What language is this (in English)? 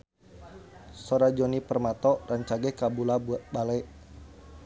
Sundanese